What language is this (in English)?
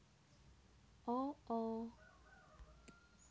Javanese